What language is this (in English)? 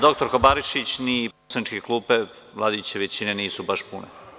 Serbian